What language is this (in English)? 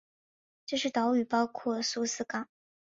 Chinese